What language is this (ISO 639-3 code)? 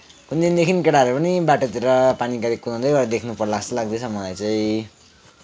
nep